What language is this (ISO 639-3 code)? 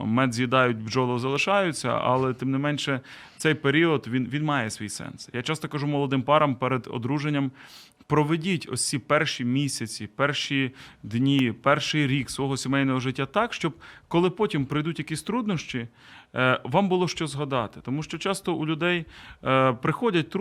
ukr